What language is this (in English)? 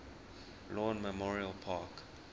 English